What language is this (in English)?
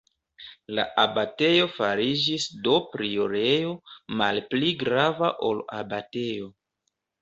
Esperanto